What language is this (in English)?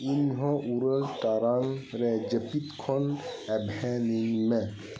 Santali